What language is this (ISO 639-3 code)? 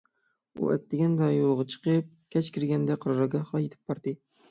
uig